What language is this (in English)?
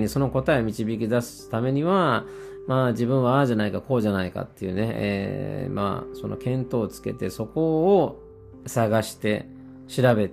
Japanese